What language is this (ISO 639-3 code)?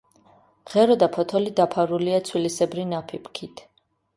kat